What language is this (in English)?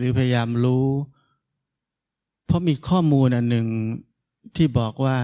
Thai